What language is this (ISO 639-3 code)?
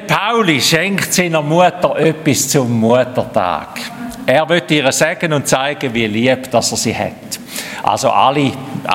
deu